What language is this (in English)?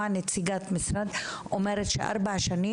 Hebrew